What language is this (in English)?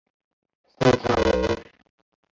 Chinese